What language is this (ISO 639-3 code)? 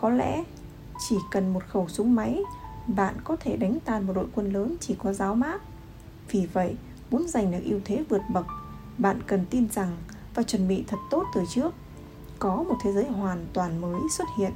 vie